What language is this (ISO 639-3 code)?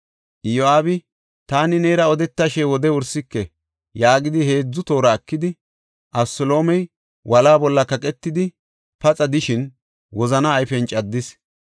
gof